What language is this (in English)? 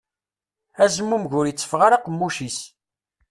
Kabyle